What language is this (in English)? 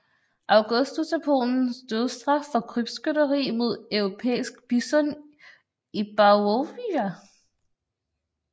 Danish